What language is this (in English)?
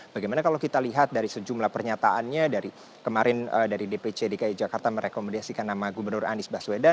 Indonesian